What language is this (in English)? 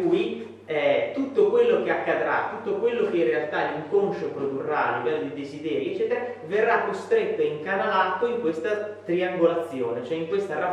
Italian